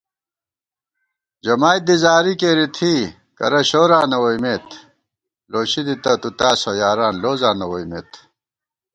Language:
Gawar-Bati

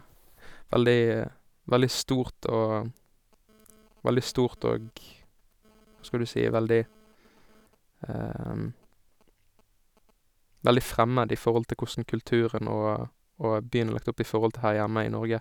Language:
Norwegian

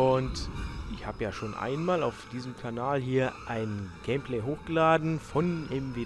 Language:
German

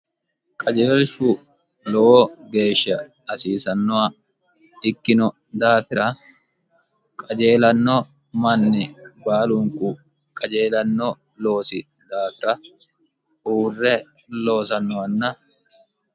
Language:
Sidamo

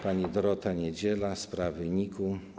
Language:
Polish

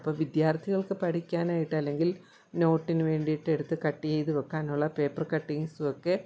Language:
Malayalam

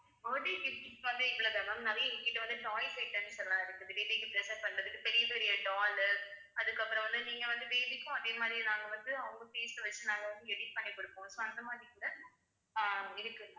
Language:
Tamil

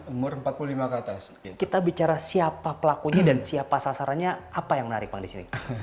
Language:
Indonesian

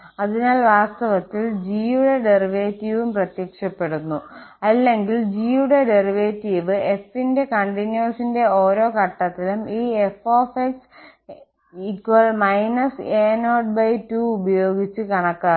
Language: Malayalam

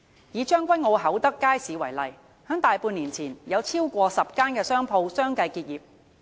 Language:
Cantonese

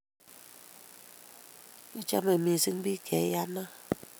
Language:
Kalenjin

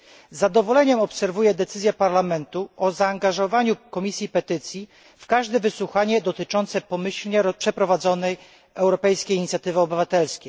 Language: Polish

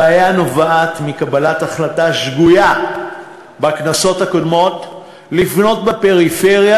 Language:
Hebrew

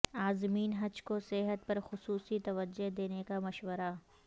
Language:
Urdu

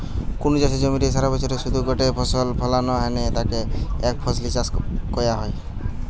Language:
Bangla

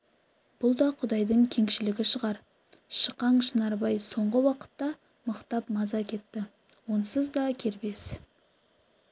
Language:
Kazakh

